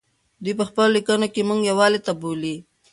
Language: Pashto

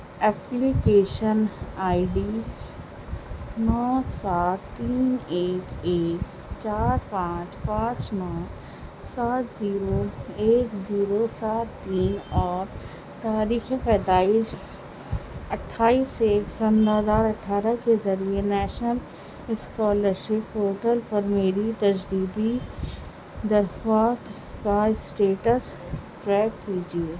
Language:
Urdu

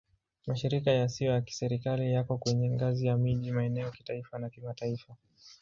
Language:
Swahili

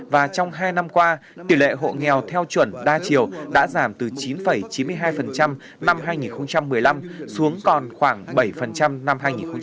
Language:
Vietnamese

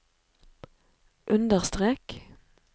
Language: Norwegian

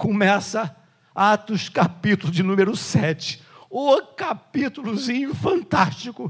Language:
Portuguese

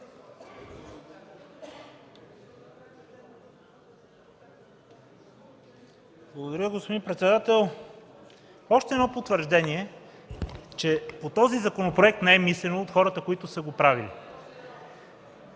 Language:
Bulgarian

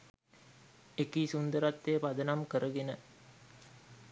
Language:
Sinhala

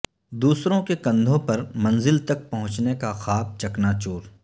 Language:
Urdu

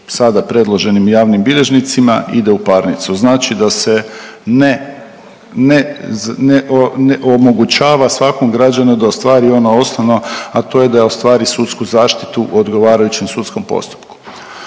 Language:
Croatian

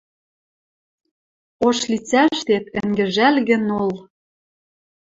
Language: Western Mari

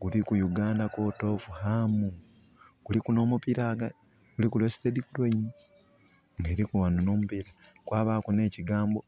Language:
Soga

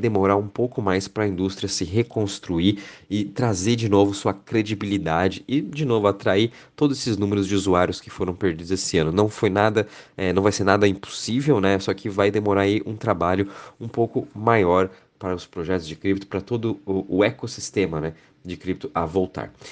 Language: Portuguese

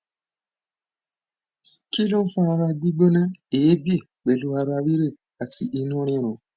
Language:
Yoruba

